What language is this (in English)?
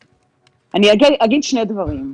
Hebrew